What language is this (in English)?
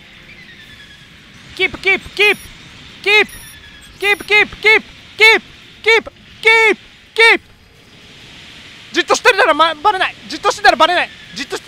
Japanese